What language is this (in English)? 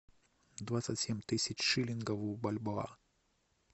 Russian